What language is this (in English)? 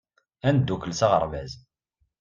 Kabyle